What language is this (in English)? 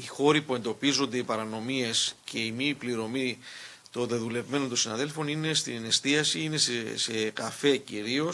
Greek